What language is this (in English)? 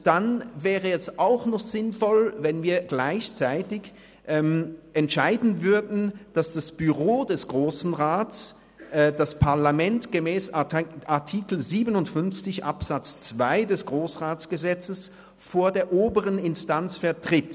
Swiss German